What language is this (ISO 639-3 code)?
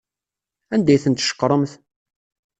kab